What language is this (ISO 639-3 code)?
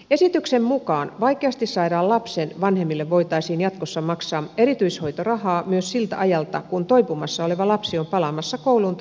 fin